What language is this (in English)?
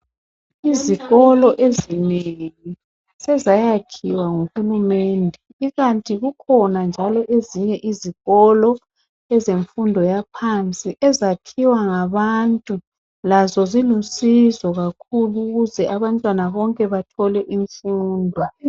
North Ndebele